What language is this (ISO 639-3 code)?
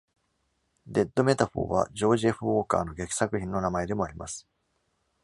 jpn